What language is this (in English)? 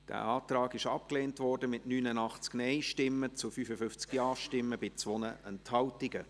Swiss German